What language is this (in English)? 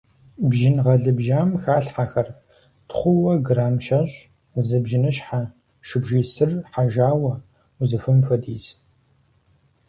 Kabardian